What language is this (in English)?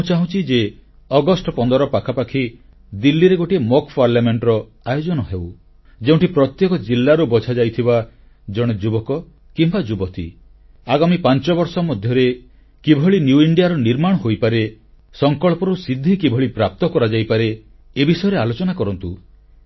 Odia